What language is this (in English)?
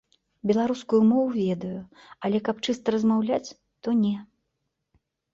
Belarusian